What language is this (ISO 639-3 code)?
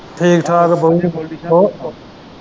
pan